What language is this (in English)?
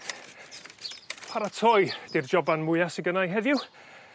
Welsh